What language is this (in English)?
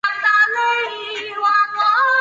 Chinese